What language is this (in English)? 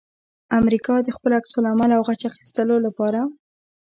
Pashto